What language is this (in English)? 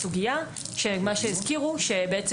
Hebrew